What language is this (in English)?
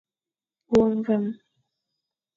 Fang